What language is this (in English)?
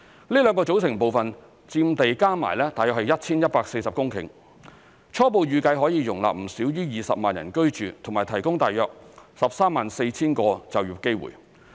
Cantonese